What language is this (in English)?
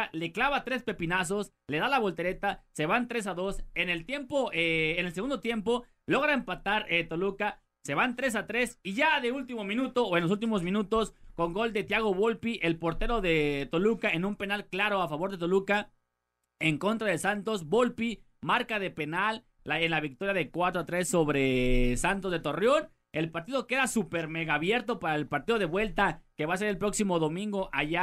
Spanish